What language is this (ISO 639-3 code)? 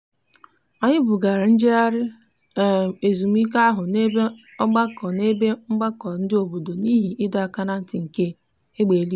ibo